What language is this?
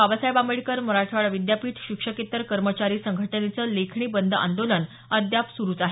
Marathi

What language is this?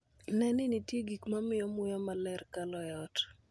Luo (Kenya and Tanzania)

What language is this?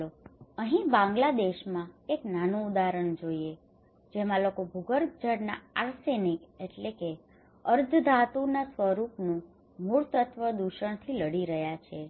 Gujarati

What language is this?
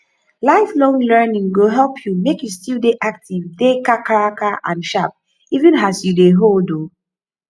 Nigerian Pidgin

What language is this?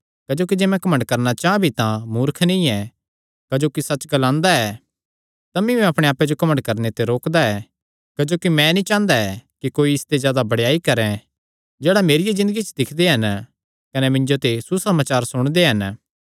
Kangri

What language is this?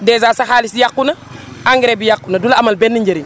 Wolof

